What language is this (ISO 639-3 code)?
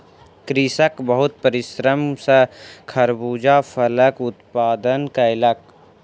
mai